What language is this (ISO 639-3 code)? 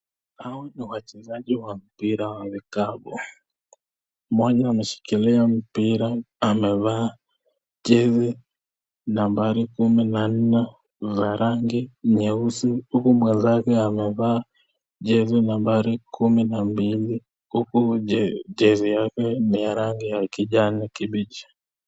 swa